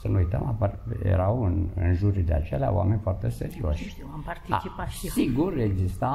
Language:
Romanian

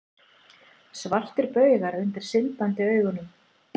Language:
Icelandic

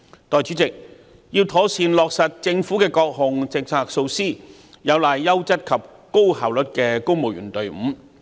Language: Cantonese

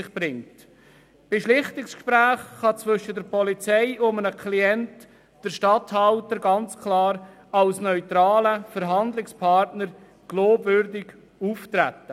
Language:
Swiss German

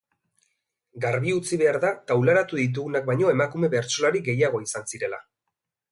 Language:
Basque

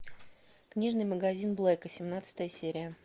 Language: Russian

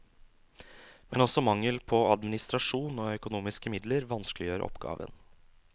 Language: Norwegian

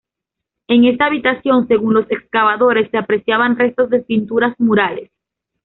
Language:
Spanish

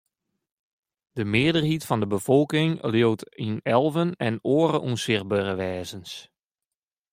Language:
Western Frisian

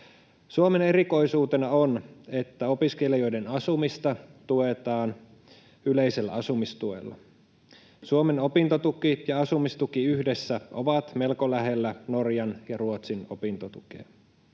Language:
Finnish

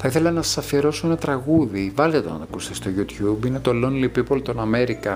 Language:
Greek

